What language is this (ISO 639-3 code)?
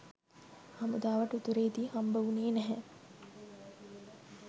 sin